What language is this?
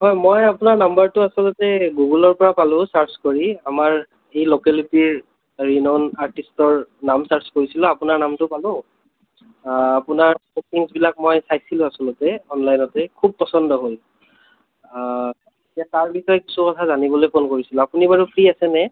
Assamese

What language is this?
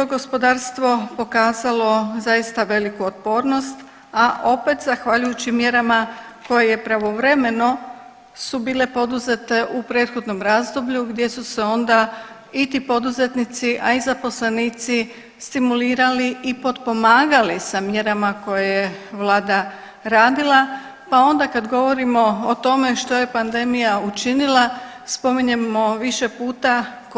Croatian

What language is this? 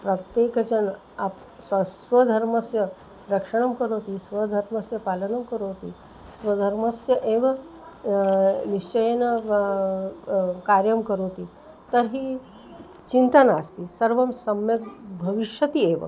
Sanskrit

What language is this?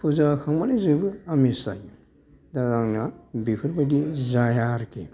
Bodo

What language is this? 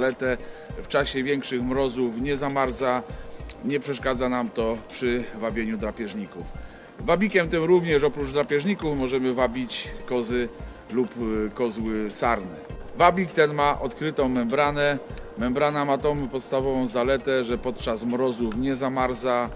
Polish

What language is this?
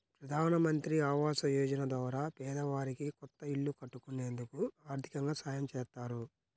Telugu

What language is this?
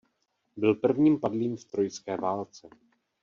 Czech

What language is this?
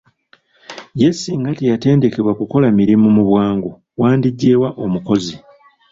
Ganda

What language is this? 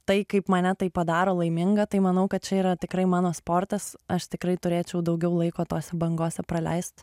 Lithuanian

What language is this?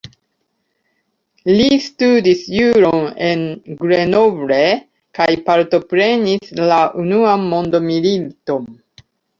Esperanto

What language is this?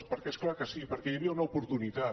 Catalan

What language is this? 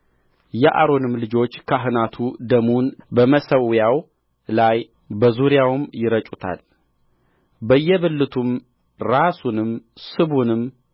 Amharic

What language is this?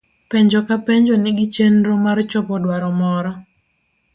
Luo (Kenya and Tanzania)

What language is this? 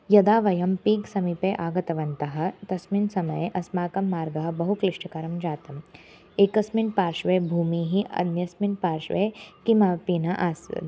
Sanskrit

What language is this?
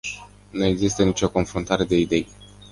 Romanian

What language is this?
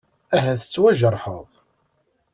Kabyle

